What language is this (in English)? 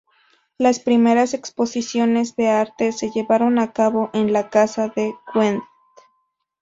Spanish